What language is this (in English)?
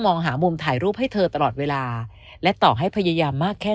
Thai